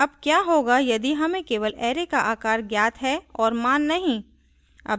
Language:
Hindi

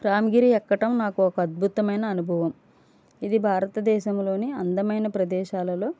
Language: Telugu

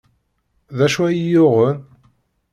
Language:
Kabyle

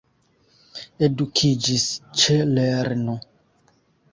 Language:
Esperanto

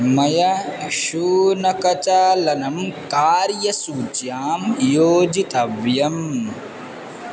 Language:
Sanskrit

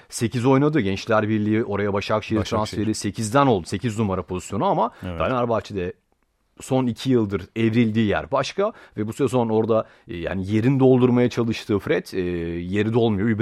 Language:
Turkish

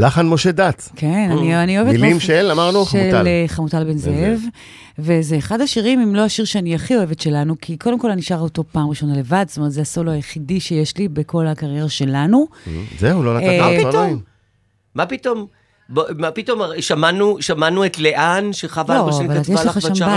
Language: Hebrew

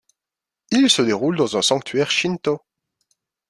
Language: French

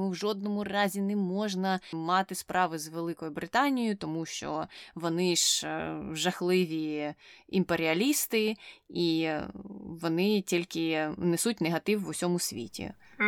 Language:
Ukrainian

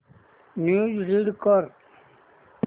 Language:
Marathi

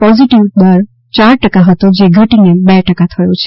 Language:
Gujarati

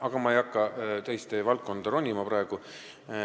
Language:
Estonian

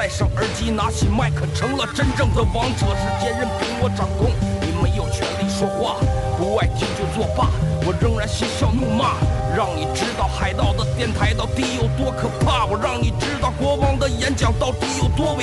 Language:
Chinese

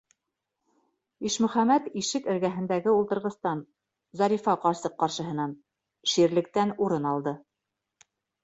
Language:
Bashkir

